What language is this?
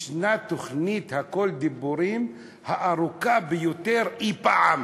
Hebrew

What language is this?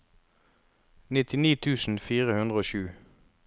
Norwegian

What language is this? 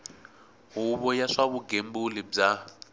Tsonga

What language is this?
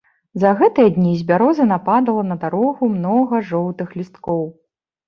Belarusian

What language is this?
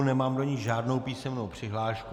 Czech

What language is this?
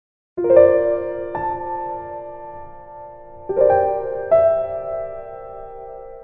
Vietnamese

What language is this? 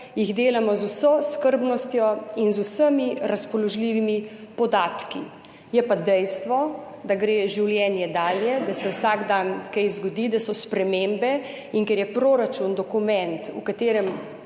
Slovenian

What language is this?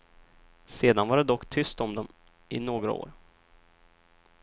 Swedish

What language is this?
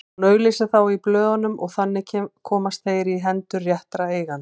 Icelandic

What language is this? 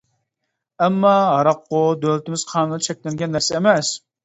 Uyghur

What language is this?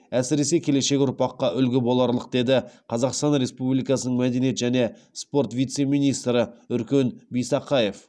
Kazakh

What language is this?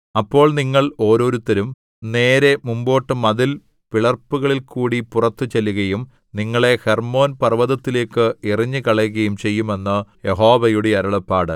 Malayalam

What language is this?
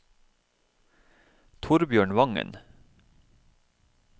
Norwegian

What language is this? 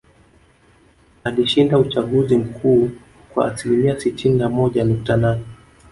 Swahili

